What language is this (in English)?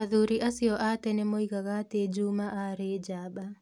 Kikuyu